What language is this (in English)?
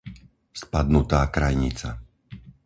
Slovak